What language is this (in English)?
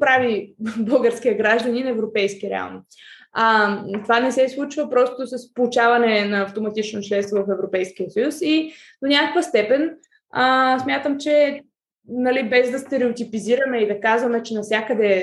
Bulgarian